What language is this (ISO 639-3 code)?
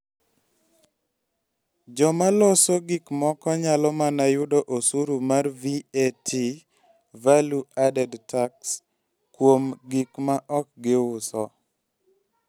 luo